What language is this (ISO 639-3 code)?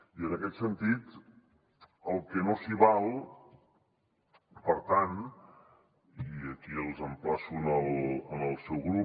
cat